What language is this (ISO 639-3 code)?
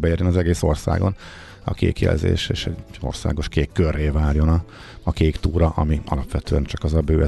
hun